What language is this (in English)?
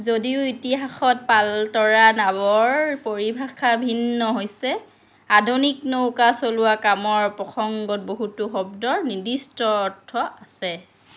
Assamese